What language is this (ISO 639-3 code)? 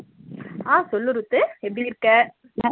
tam